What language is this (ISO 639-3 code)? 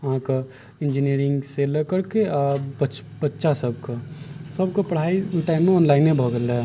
mai